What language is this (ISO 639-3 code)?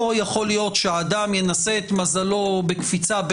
heb